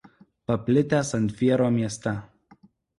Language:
Lithuanian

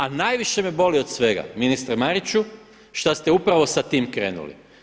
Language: Croatian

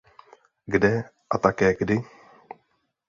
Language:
Czech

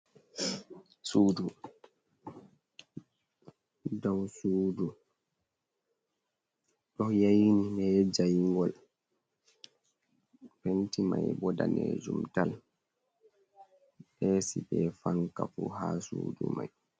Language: Fula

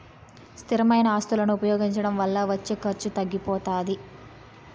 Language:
Telugu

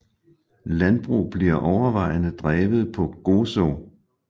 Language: Danish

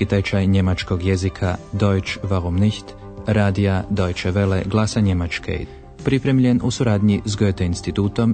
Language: Croatian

